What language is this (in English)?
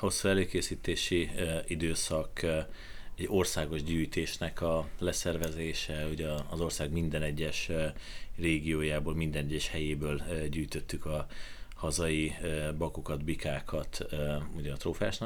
Hungarian